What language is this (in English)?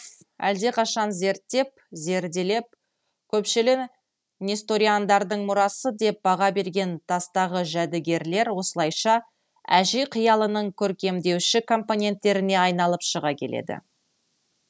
Kazakh